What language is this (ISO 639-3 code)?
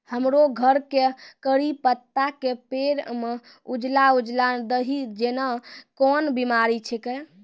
mai